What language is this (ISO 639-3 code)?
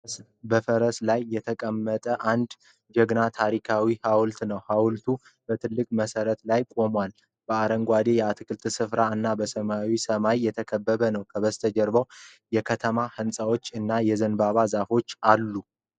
amh